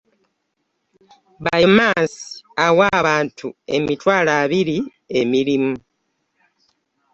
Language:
Ganda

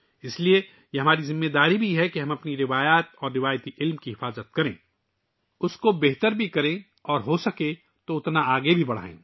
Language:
Urdu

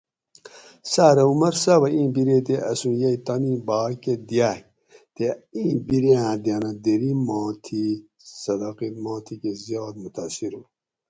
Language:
Gawri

